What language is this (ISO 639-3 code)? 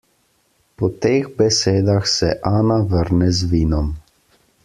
slv